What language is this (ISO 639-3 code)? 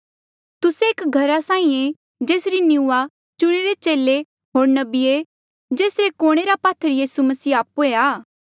mjl